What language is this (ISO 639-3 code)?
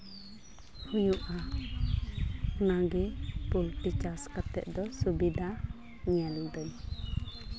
sat